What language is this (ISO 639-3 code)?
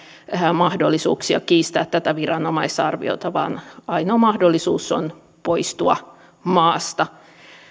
fin